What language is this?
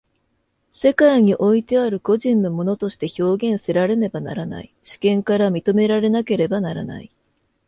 Japanese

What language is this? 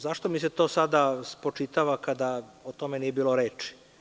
Serbian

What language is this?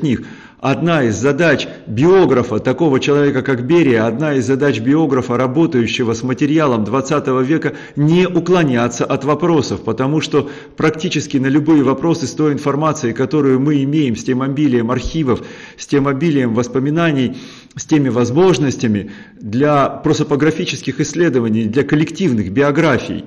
Russian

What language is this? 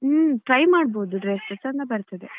Kannada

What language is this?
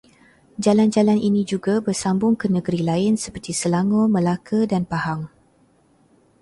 Malay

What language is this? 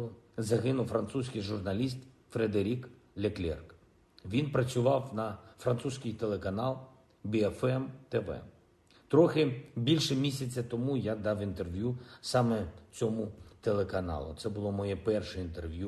Ukrainian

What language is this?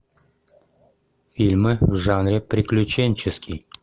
Russian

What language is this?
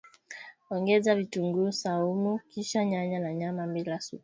Swahili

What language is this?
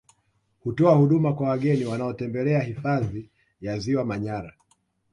Swahili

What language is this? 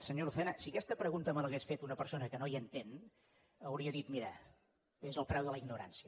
Catalan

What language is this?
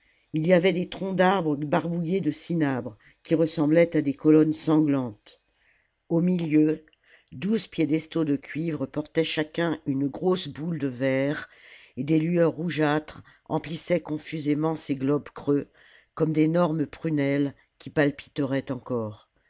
French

